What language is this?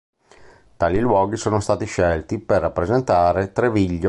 Italian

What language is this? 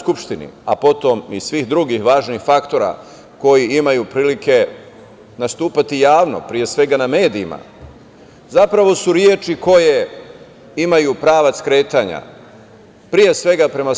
Serbian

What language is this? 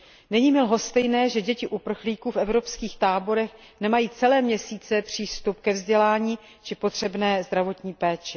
Czech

